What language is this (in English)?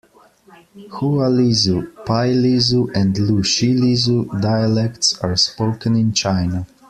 English